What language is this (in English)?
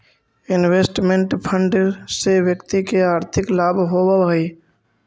Magahi